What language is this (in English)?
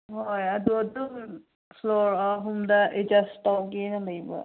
Manipuri